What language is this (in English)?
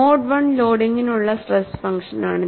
Malayalam